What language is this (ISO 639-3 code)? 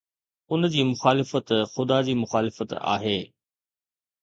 snd